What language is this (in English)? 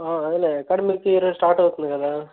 Telugu